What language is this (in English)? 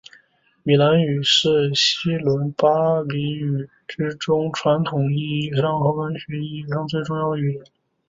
Chinese